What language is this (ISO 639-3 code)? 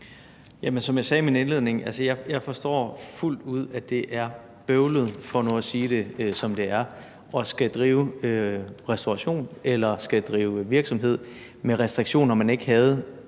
dan